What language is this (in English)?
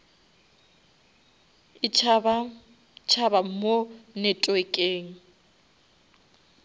Northern Sotho